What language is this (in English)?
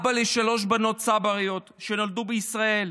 Hebrew